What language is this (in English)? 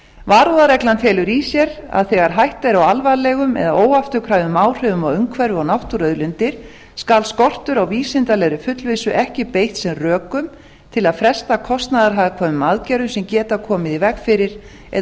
Icelandic